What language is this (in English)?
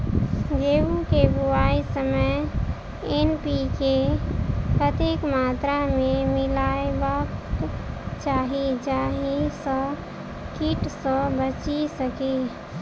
Maithili